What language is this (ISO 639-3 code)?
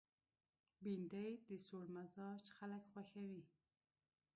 pus